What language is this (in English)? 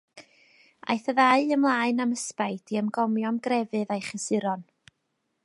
Welsh